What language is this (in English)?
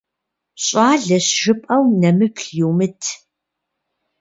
Kabardian